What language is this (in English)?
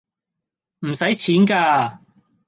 Cantonese